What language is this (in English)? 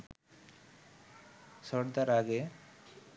Bangla